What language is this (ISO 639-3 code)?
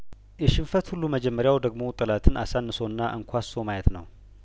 amh